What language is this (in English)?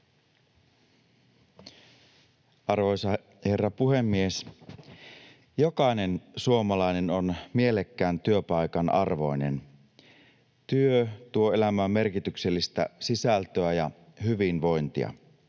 Finnish